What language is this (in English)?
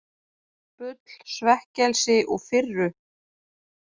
Icelandic